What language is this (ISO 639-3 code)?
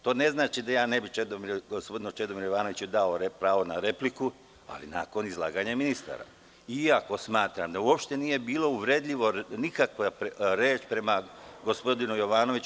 srp